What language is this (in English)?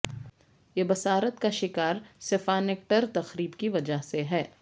Urdu